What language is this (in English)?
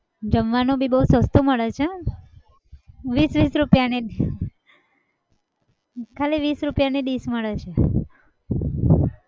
Gujarati